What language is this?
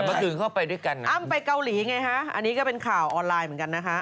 Thai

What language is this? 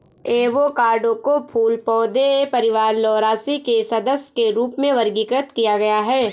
Hindi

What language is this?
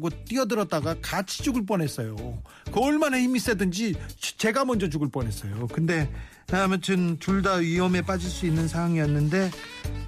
Korean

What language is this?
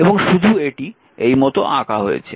Bangla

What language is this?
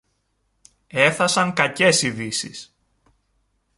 Greek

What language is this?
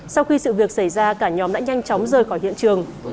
Vietnamese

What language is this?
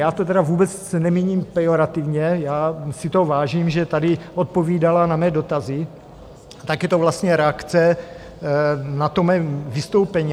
Czech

